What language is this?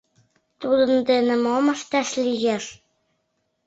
Mari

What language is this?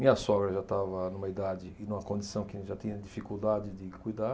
Portuguese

